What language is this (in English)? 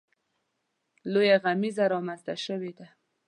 Pashto